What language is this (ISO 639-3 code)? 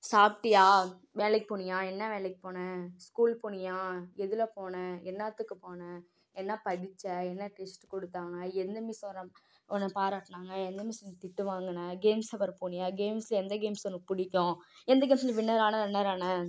tam